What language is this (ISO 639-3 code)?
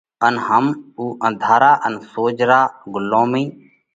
kvx